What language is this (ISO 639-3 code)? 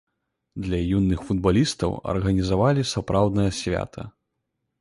bel